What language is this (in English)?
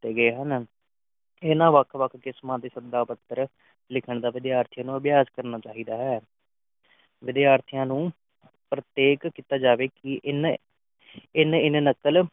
Punjabi